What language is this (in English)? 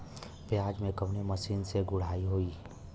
Bhojpuri